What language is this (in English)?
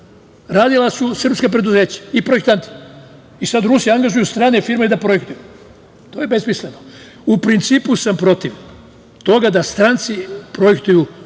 Serbian